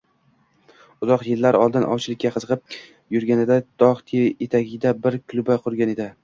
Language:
Uzbek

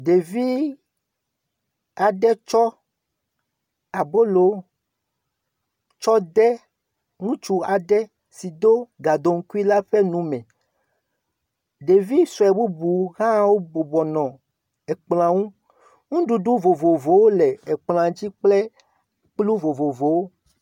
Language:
Ewe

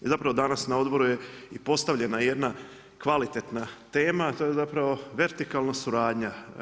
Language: Croatian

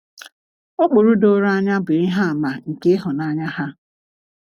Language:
Igbo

